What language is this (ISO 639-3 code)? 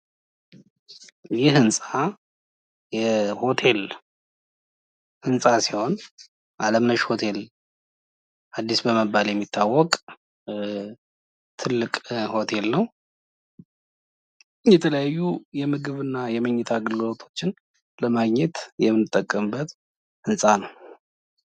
amh